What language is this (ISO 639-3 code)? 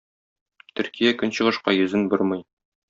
tat